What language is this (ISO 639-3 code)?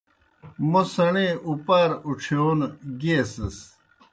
plk